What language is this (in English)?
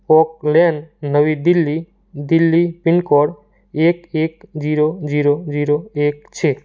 Gujarati